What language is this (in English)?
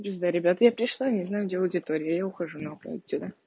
Russian